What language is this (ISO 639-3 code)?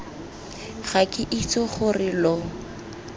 tsn